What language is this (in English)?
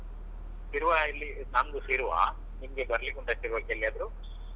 Kannada